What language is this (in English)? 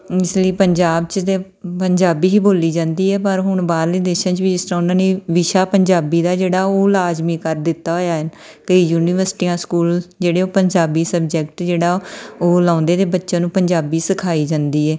Punjabi